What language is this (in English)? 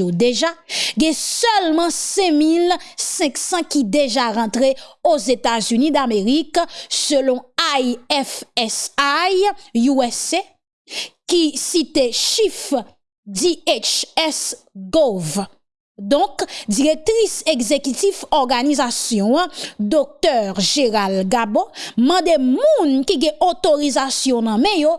French